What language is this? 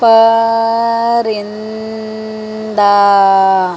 Urdu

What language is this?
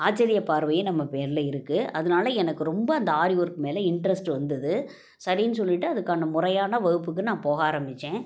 Tamil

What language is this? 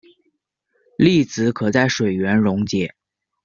Chinese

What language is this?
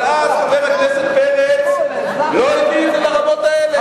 Hebrew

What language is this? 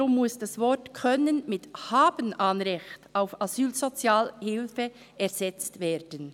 Swiss German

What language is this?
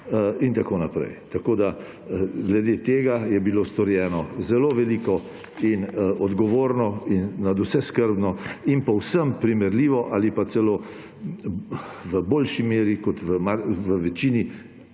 Slovenian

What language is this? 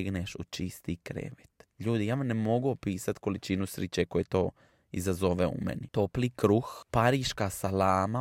Croatian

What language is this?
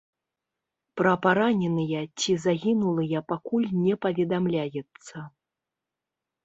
Belarusian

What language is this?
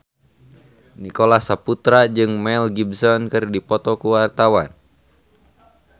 Sundanese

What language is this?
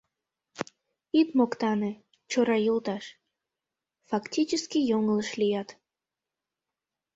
Mari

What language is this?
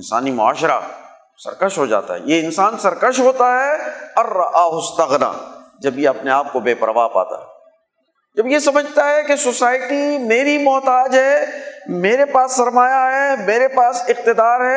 Urdu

